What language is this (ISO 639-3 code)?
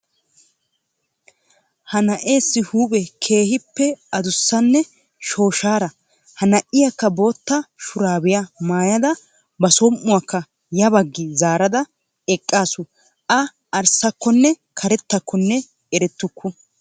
wal